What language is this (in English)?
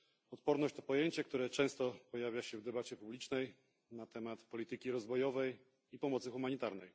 Polish